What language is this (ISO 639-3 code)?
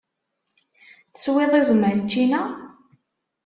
kab